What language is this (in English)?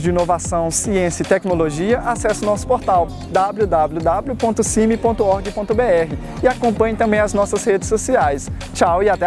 Portuguese